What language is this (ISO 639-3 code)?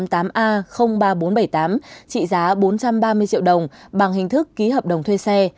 vie